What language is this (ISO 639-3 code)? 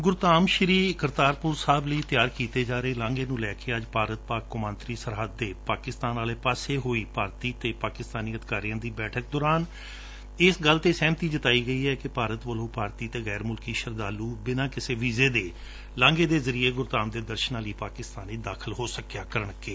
pan